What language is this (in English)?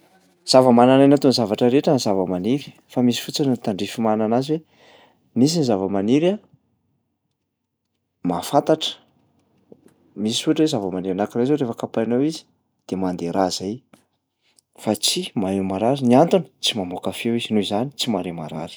Malagasy